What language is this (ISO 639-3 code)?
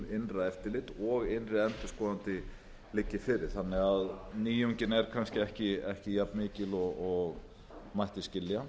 isl